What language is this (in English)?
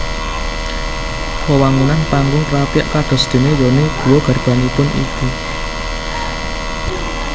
Javanese